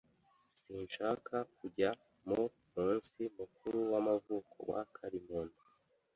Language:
Kinyarwanda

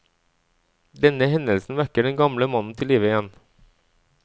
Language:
Norwegian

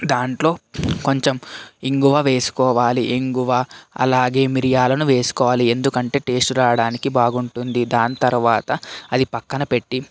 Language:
Telugu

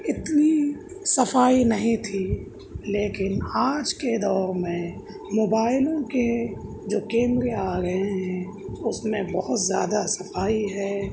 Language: Urdu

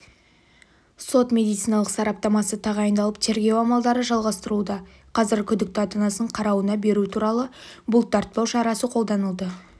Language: Kazakh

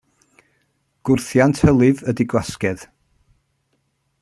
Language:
Welsh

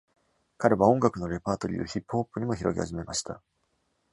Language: Japanese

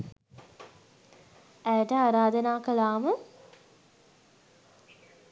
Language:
Sinhala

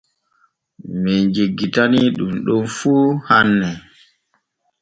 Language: Borgu Fulfulde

